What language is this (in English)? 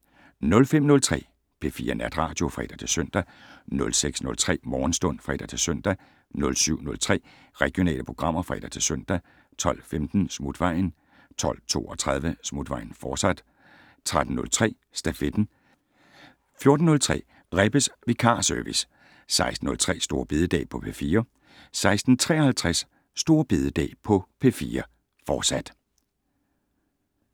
Danish